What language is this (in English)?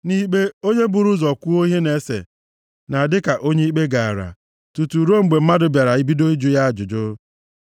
Igbo